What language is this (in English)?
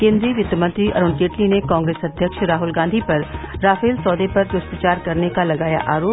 Hindi